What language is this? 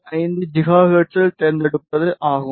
Tamil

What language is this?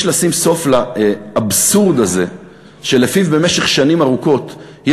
Hebrew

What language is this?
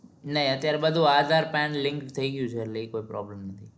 Gujarati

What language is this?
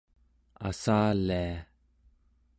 Central Yupik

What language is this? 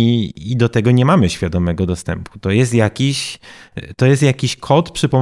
Polish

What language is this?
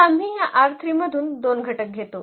Marathi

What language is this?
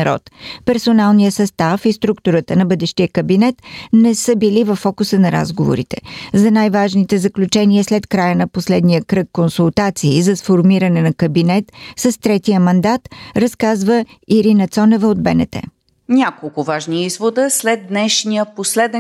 Bulgarian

